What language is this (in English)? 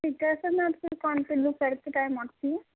Urdu